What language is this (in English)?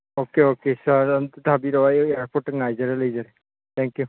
Manipuri